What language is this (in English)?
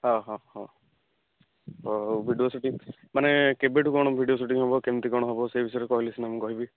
Odia